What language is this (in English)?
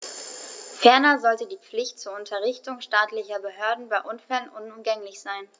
German